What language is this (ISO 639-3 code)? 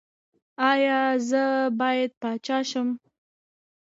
pus